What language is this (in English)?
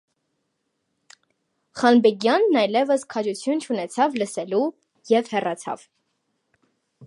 Armenian